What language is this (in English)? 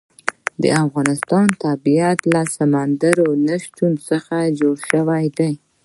Pashto